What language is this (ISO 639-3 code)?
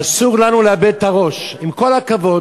heb